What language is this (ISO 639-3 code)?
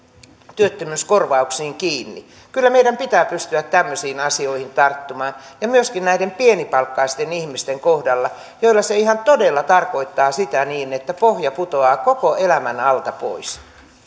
fin